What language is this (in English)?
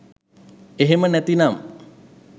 Sinhala